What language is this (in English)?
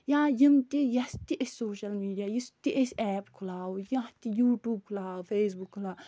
Kashmiri